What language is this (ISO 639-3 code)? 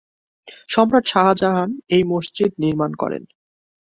ben